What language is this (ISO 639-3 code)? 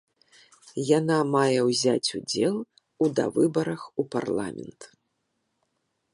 bel